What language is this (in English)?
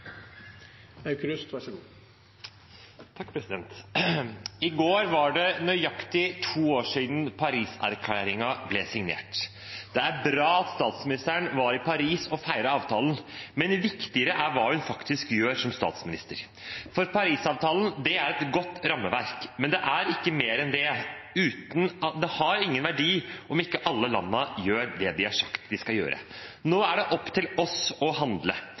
Norwegian Bokmål